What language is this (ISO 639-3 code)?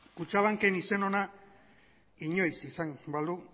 eus